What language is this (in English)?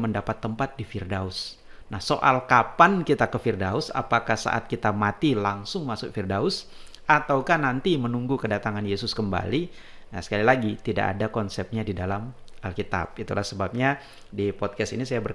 Indonesian